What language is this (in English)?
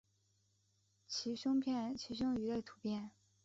Chinese